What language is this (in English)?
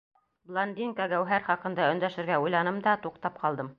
Bashkir